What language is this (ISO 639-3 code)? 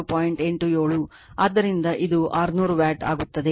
kan